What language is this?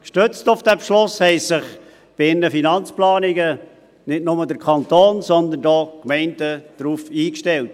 Swiss German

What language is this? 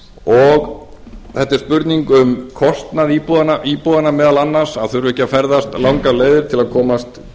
Icelandic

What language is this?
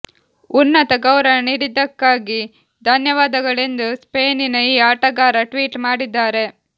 Kannada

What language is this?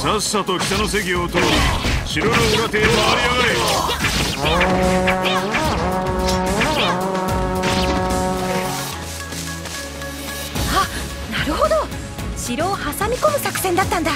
Japanese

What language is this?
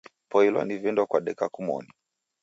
Taita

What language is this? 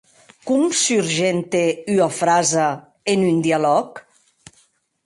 Occitan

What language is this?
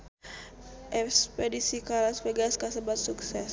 Sundanese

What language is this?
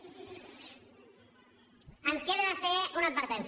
Catalan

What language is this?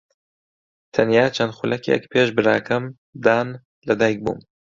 Central Kurdish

